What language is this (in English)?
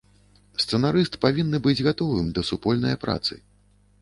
Belarusian